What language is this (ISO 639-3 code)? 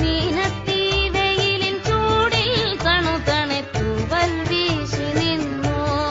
mal